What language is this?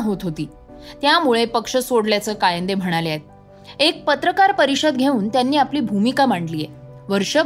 Marathi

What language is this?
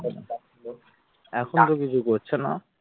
Bangla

